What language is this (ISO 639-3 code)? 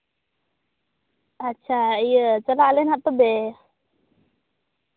sat